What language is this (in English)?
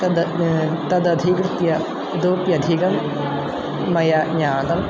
Sanskrit